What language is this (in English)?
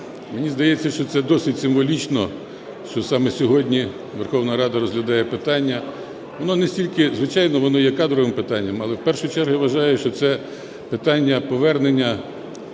Ukrainian